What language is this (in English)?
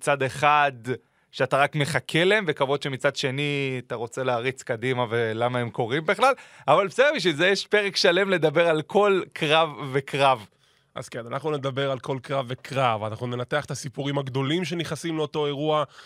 Hebrew